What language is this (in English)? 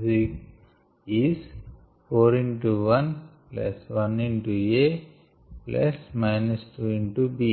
Telugu